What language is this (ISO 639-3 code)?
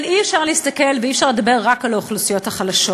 heb